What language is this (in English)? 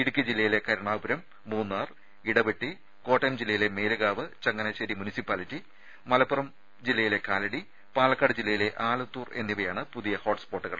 Malayalam